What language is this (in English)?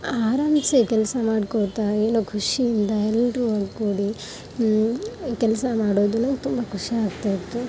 Kannada